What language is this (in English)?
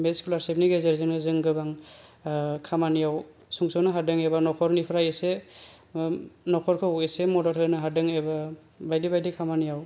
Bodo